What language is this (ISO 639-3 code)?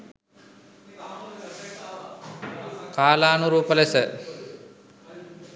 sin